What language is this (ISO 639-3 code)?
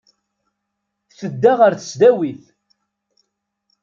kab